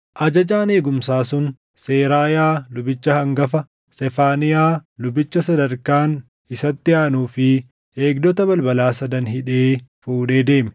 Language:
Oromo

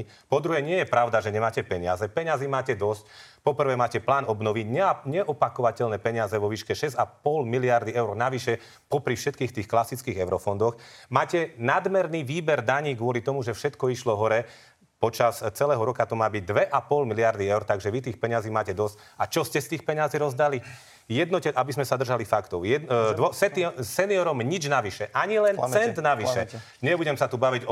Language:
Slovak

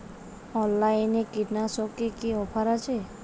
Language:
Bangla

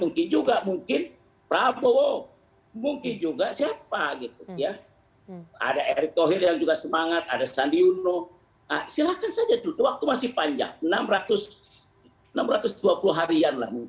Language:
Indonesian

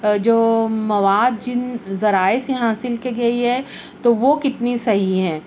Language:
Urdu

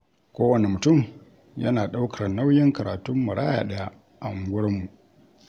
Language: Hausa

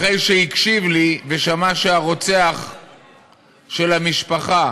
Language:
Hebrew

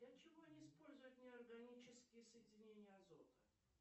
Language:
Russian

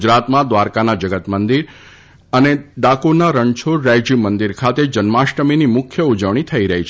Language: Gujarati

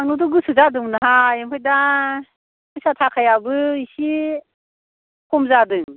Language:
Bodo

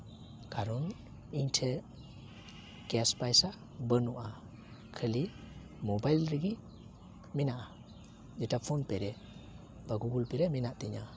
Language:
Santali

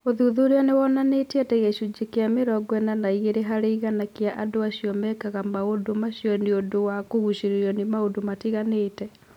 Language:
Kikuyu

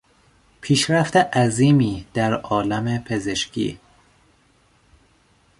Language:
Persian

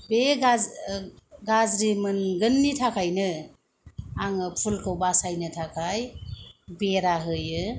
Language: Bodo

